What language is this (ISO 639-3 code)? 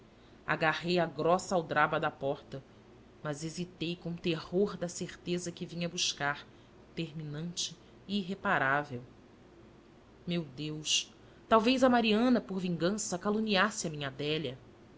por